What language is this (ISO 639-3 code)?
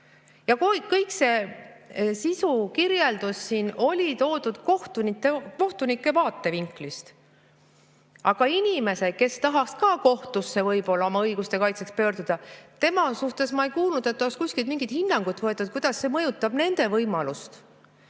est